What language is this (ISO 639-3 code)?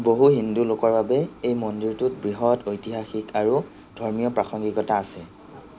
asm